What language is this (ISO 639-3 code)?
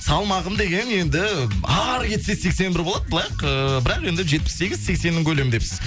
kaz